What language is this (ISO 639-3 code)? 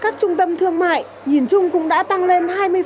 vie